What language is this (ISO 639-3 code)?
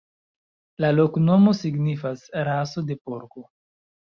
epo